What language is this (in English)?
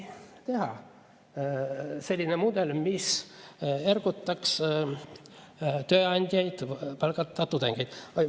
Estonian